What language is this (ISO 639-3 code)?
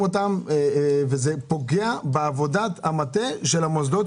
heb